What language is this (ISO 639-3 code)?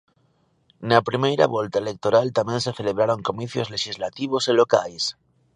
glg